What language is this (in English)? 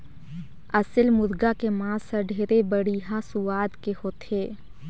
Chhattisgarhi